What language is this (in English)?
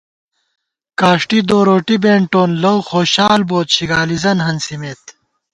Gawar-Bati